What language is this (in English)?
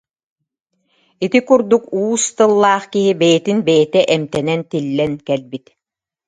Yakut